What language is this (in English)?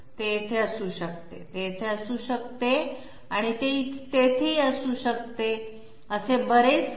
Marathi